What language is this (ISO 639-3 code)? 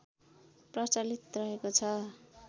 nep